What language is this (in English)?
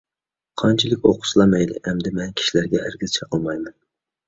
Uyghur